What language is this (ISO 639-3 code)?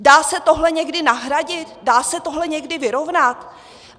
ces